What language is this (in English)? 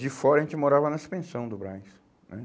Portuguese